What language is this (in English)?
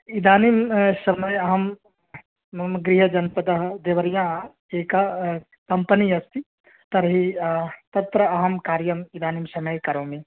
Sanskrit